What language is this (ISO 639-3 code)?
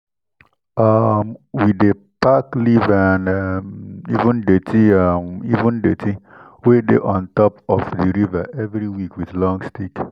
pcm